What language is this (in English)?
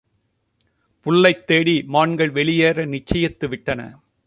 Tamil